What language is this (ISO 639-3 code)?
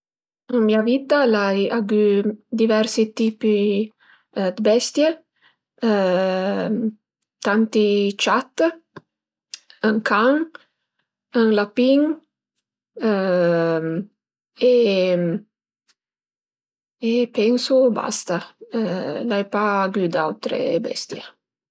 pms